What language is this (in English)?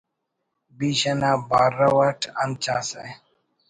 Brahui